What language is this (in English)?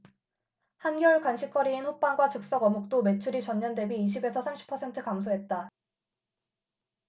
Korean